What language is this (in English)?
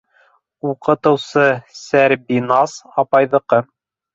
Bashkir